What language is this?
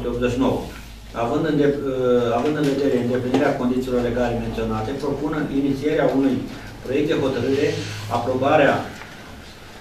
Romanian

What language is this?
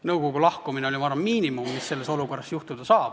Estonian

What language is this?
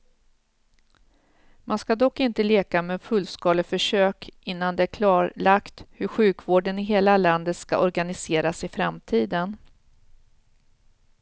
Swedish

